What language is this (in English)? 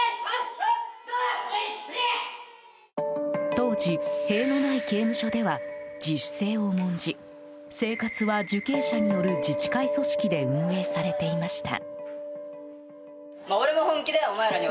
Japanese